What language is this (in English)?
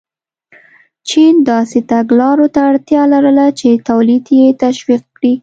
Pashto